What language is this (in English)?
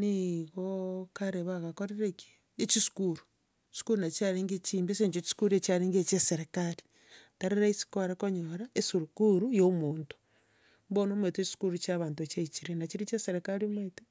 Gusii